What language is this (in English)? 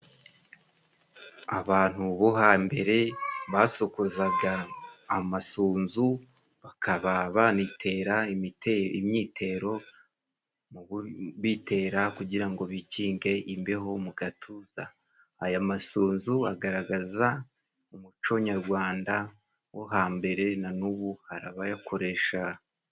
Kinyarwanda